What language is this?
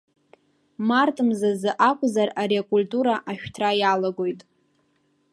Abkhazian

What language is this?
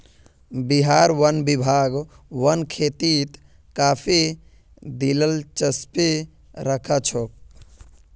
Magahi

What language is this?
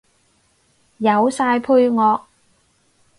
Cantonese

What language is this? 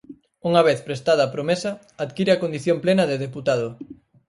Galician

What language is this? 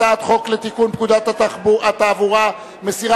Hebrew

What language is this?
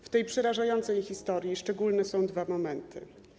Polish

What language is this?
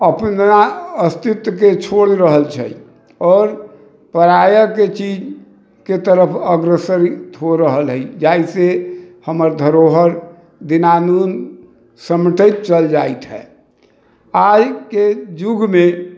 Maithili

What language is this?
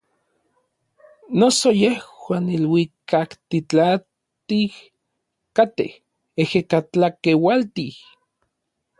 Orizaba Nahuatl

